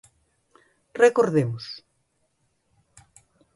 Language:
Galician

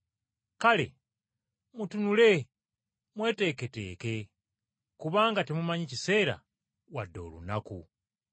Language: Ganda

